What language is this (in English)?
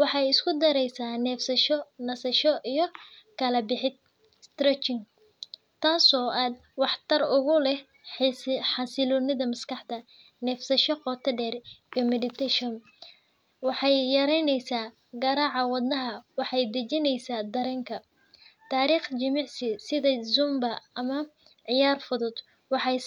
Somali